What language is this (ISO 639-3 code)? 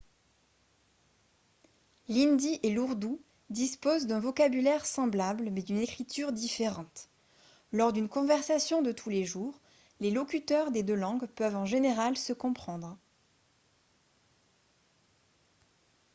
fra